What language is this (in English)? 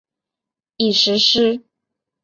Chinese